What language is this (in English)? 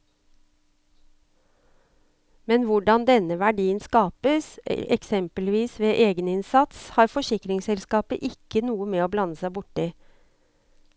Norwegian